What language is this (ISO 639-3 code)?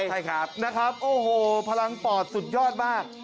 tha